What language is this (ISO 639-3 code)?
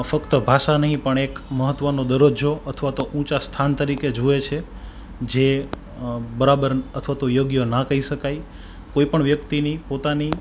guj